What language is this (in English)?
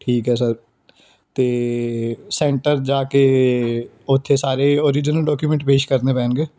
Punjabi